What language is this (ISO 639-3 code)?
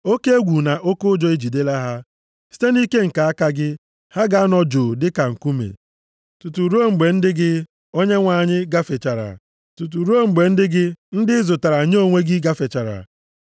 ibo